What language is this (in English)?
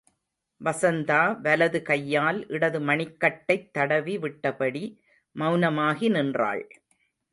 Tamil